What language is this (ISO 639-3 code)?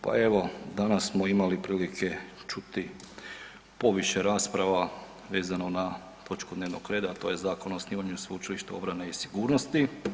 hrv